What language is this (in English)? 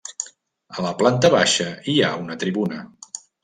Catalan